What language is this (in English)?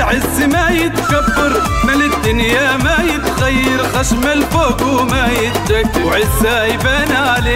Arabic